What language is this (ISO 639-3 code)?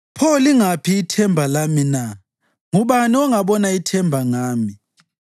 nde